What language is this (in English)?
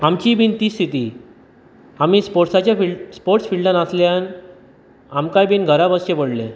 Konkani